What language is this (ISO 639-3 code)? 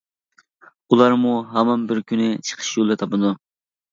uig